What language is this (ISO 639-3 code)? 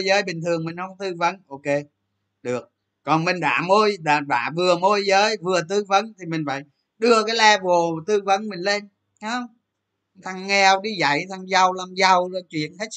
vie